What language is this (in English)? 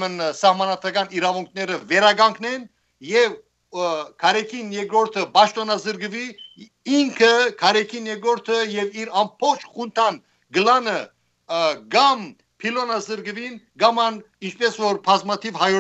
Turkish